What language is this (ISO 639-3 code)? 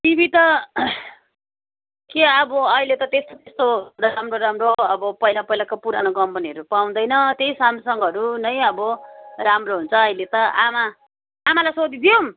nep